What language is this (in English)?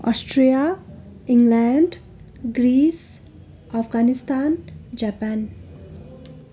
Nepali